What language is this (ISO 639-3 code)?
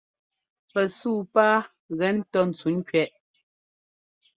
jgo